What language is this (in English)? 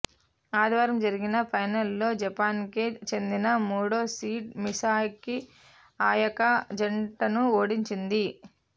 Telugu